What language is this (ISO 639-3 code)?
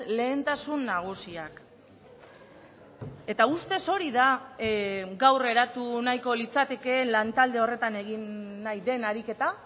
eus